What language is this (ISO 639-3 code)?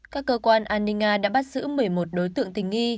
vie